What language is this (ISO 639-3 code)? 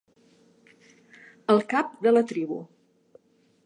cat